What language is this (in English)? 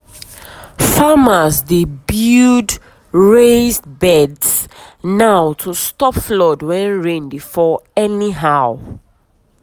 Nigerian Pidgin